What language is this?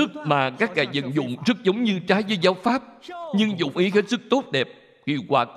Vietnamese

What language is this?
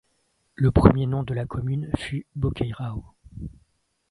French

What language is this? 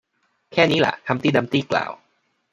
Thai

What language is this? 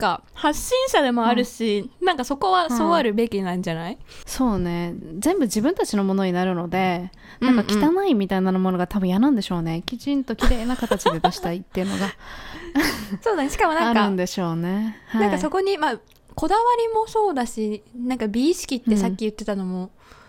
Japanese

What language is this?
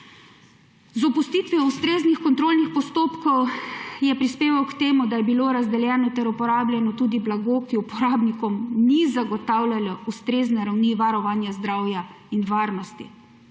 Slovenian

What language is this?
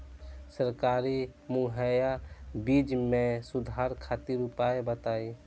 Bhojpuri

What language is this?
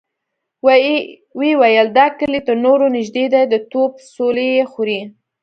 Pashto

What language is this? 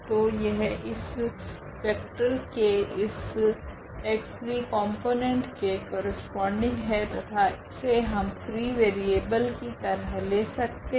Hindi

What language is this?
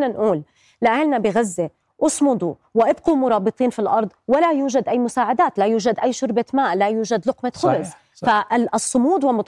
Arabic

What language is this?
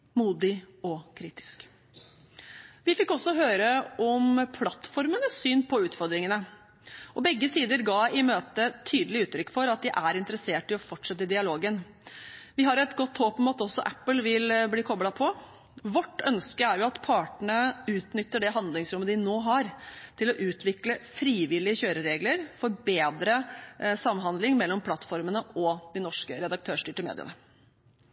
Norwegian Bokmål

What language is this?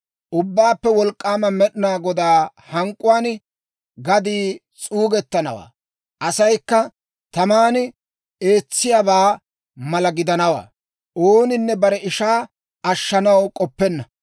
Dawro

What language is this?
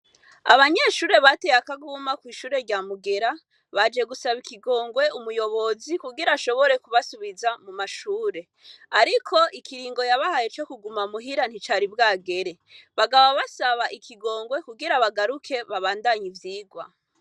Rundi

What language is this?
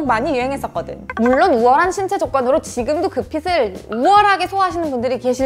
Korean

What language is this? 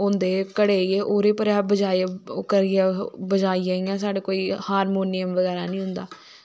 Dogri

